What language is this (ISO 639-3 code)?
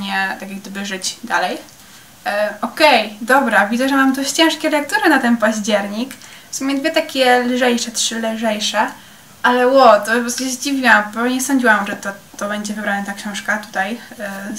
pol